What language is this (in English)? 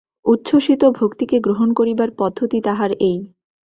Bangla